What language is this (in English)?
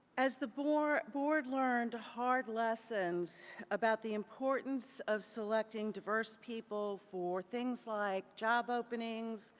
English